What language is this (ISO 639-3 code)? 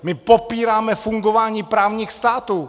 ces